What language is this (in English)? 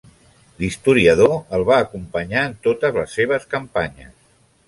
Catalan